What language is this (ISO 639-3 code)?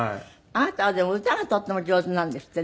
jpn